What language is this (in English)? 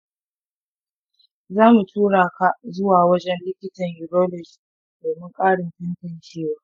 Hausa